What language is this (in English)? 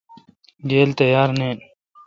Kalkoti